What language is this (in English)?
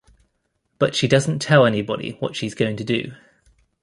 English